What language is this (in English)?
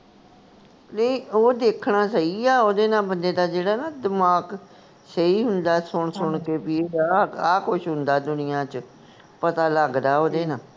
Punjabi